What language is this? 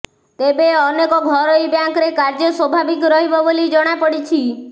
Odia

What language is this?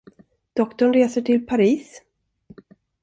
Swedish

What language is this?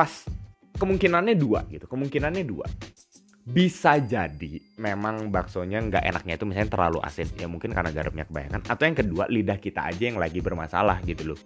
Indonesian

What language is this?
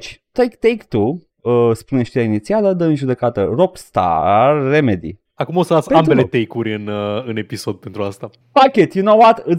Romanian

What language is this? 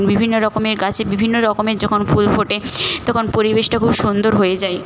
Bangla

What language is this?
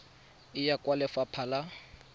Tswana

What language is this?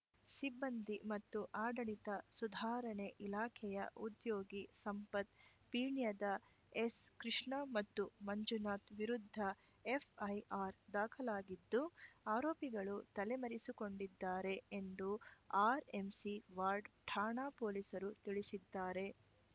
Kannada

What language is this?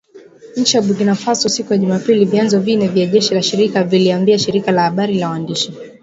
Swahili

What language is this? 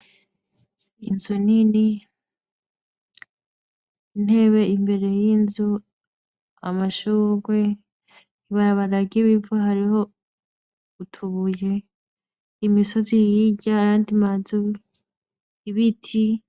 Rundi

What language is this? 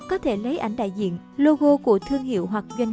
Vietnamese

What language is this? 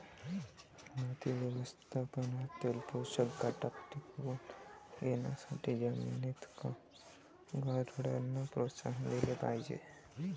Marathi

